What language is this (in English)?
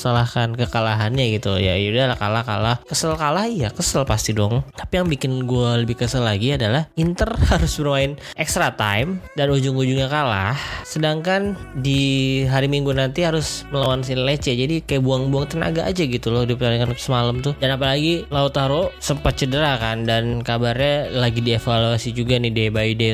Indonesian